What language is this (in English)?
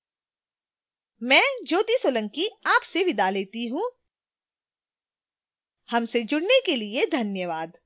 Hindi